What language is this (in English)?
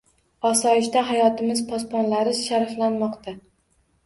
Uzbek